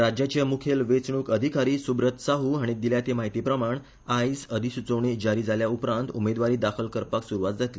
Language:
Konkani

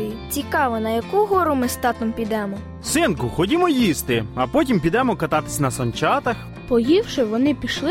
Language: Ukrainian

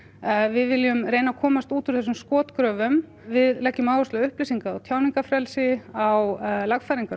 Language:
Icelandic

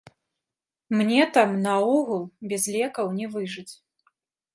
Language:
Belarusian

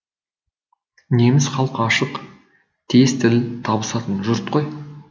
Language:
Kazakh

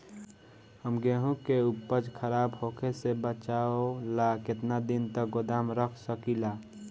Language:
Bhojpuri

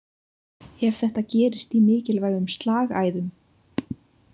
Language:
Icelandic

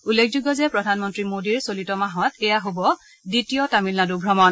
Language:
Assamese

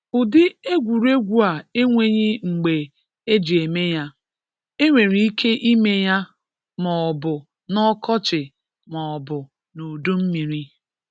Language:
Igbo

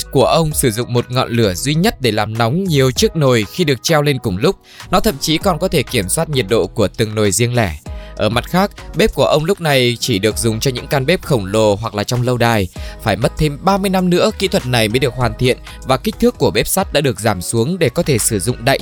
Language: Vietnamese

